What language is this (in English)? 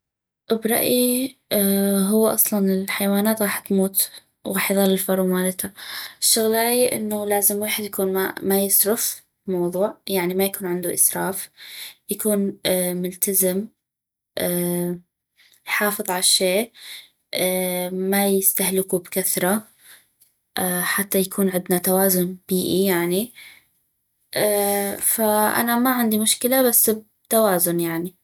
North Mesopotamian Arabic